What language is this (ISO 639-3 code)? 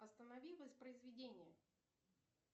rus